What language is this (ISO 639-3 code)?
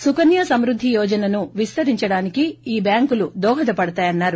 tel